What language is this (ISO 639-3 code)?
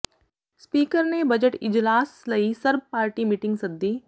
pan